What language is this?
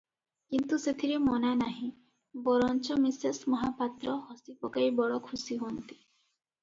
Odia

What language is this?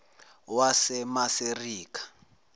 Zulu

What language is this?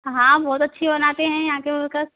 Hindi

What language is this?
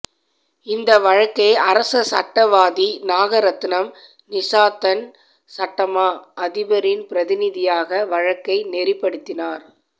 Tamil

